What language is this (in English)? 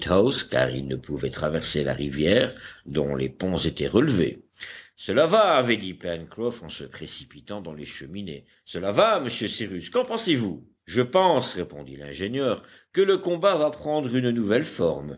French